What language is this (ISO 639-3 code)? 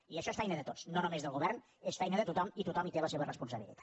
cat